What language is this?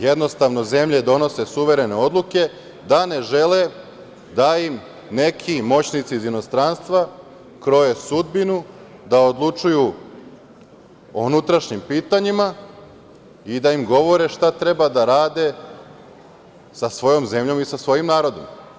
Serbian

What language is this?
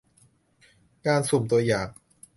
Thai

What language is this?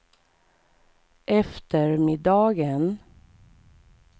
Swedish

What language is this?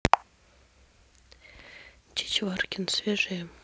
Russian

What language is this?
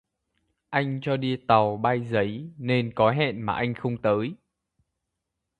Vietnamese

